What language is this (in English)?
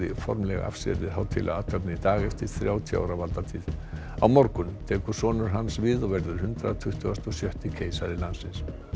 Icelandic